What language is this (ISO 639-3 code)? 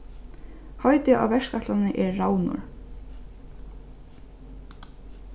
fao